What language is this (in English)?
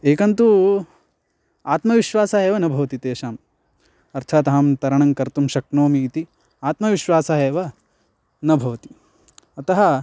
Sanskrit